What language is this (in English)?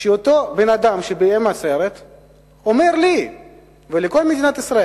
Hebrew